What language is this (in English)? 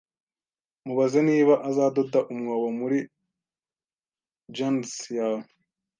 Kinyarwanda